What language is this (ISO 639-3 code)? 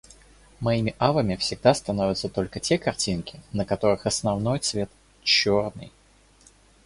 rus